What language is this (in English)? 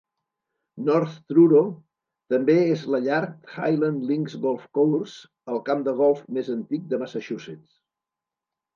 Catalan